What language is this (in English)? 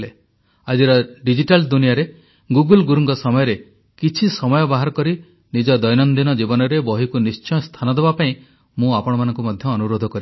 Odia